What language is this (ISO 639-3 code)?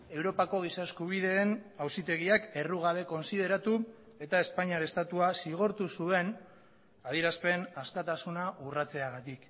eus